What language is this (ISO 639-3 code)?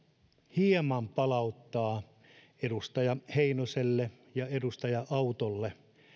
fin